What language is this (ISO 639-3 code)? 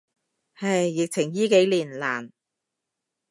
yue